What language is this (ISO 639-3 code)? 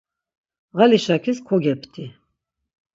lzz